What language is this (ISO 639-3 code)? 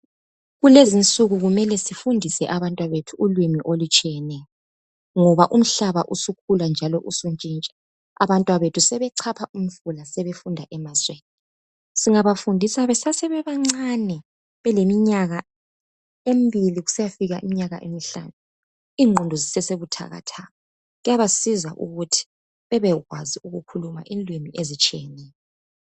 nde